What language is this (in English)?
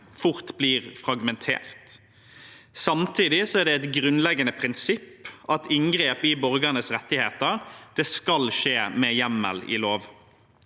Norwegian